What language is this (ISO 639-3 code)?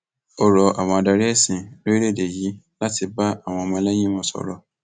yor